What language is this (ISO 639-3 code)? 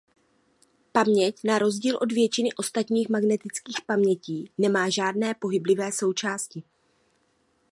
ces